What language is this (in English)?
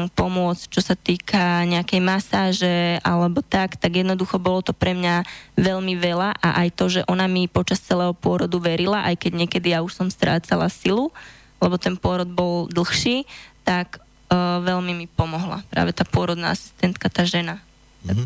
Slovak